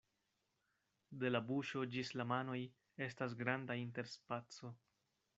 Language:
Esperanto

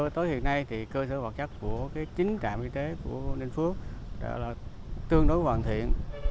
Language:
Vietnamese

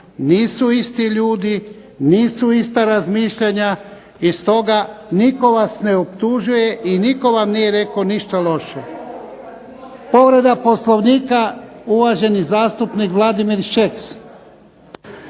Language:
Croatian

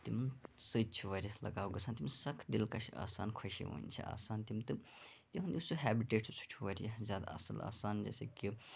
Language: Kashmiri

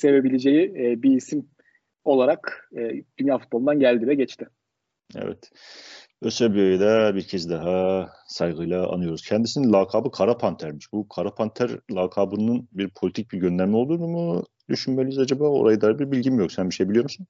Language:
Turkish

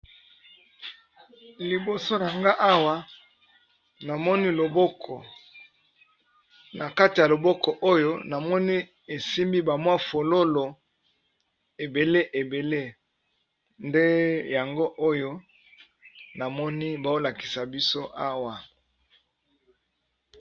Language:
Lingala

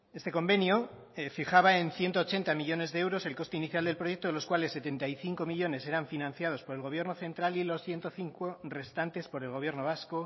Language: Spanish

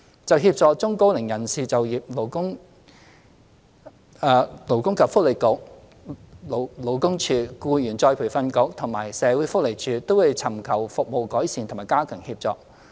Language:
Cantonese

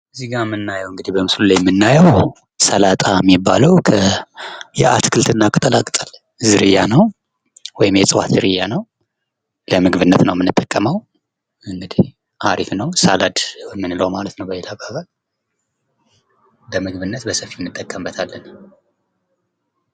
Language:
Amharic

